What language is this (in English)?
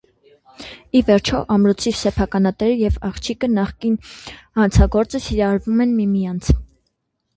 Armenian